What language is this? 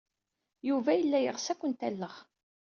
Kabyle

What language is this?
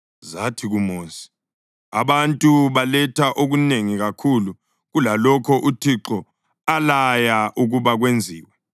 North Ndebele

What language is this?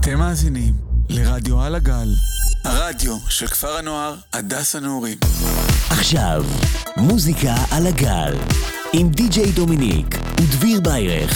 Hebrew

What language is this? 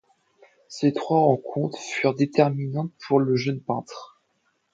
French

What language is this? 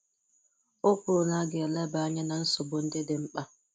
Igbo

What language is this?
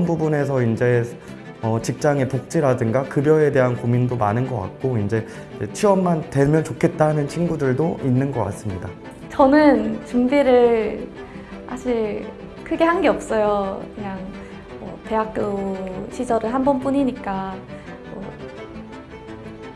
Korean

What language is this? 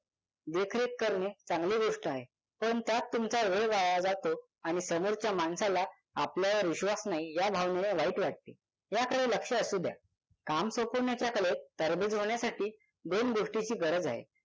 Marathi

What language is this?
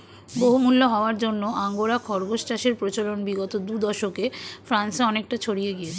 Bangla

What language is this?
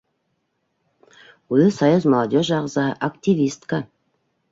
Bashkir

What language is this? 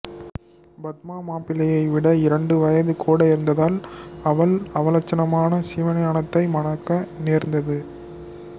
Tamil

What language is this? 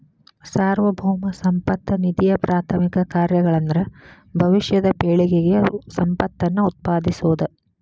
Kannada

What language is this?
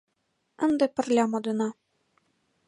Mari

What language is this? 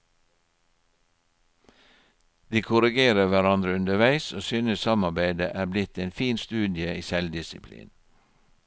Norwegian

